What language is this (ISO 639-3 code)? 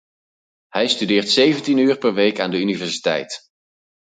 nld